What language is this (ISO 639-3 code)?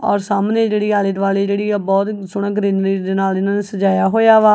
pan